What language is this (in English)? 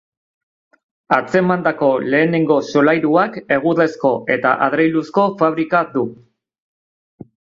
Basque